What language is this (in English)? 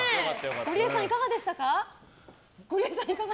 Japanese